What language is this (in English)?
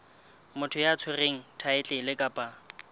Southern Sotho